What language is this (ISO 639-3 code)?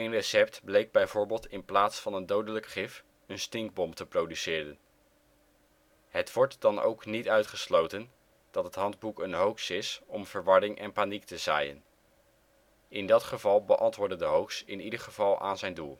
nld